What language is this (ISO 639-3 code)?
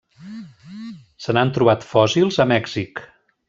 cat